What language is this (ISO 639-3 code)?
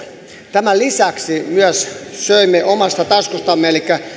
fin